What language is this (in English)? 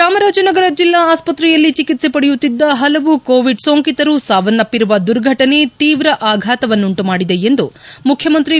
Kannada